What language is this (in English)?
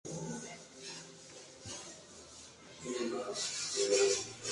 Spanish